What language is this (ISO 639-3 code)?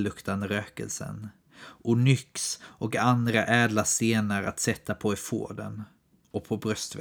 swe